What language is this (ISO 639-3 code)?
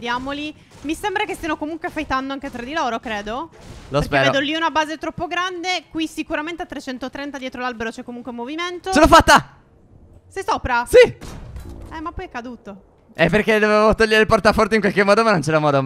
ita